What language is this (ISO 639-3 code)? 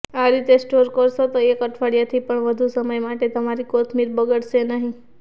guj